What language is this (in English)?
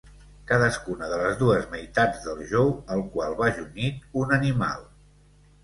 Catalan